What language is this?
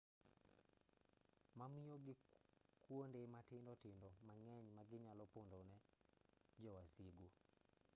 Luo (Kenya and Tanzania)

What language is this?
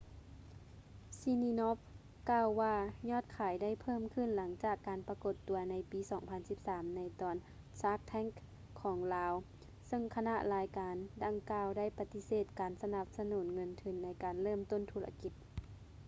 Lao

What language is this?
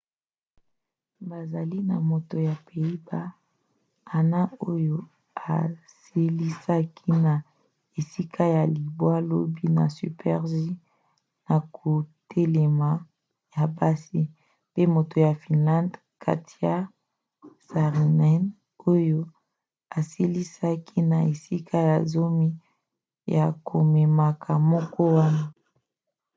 Lingala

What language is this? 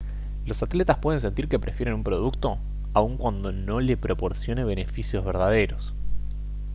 Spanish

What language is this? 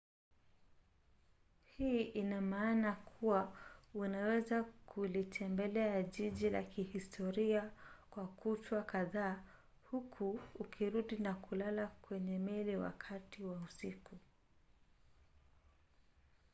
Swahili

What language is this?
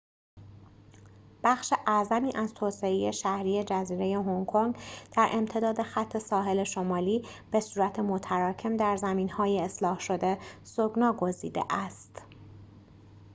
Persian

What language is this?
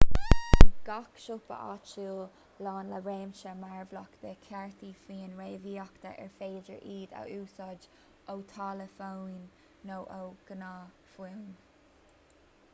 Irish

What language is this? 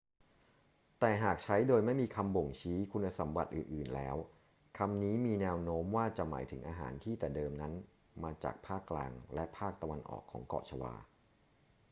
Thai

